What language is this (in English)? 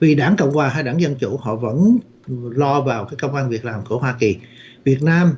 Vietnamese